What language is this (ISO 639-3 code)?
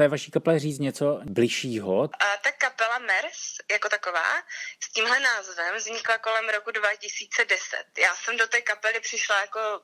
ces